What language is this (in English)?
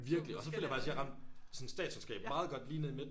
Danish